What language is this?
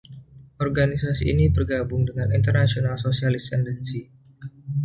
Indonesian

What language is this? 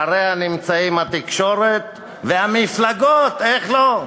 Hebrew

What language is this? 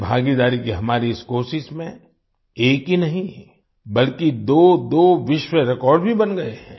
Hindi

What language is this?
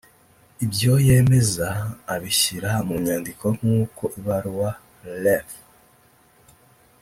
Kinyarwanda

